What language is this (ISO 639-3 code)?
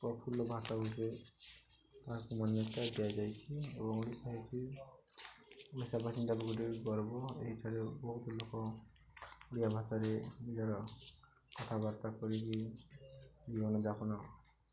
ori